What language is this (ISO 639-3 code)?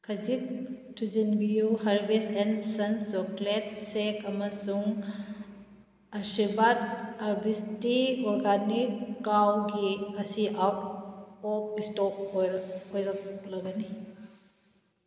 mni